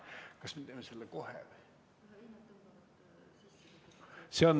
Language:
Estonian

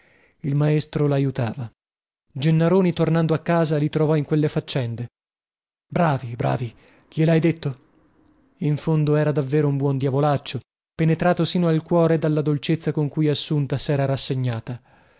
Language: Italian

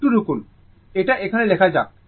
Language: Bangla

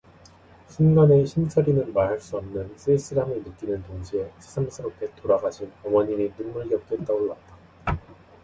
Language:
Korean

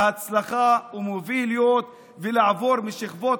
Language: Hebrew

